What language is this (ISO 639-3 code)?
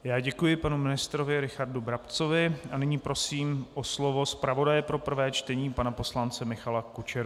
ces